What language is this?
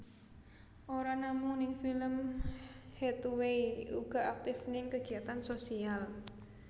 Javanese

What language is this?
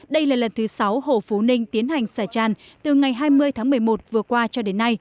Vietnamese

